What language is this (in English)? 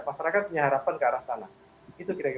Indonesian